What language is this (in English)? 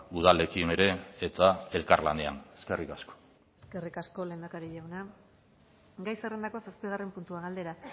Basque